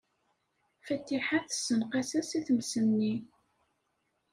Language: Kabyle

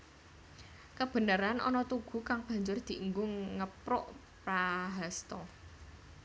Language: Javanese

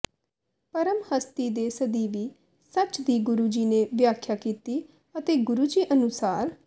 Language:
Punjabi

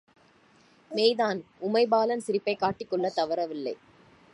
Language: Tamil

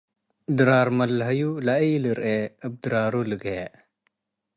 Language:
Tigre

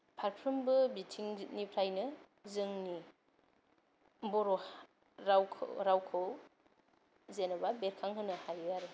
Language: Bodo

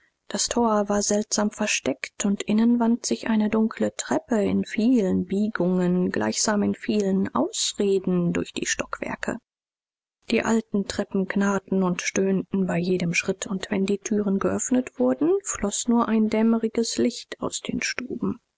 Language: German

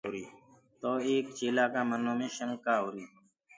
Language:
Gurgula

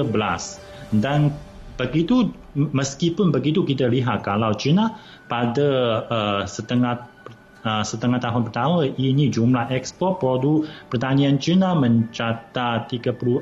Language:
Malay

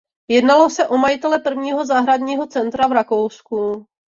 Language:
Czech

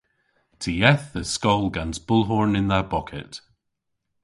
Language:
Cornish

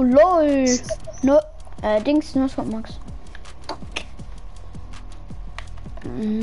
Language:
German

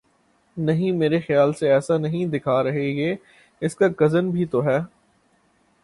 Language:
Urdu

